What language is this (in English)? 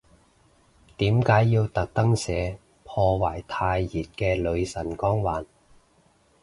Cantonese